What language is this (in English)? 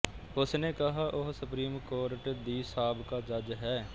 Punjabi